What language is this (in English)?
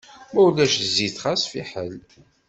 Kabyle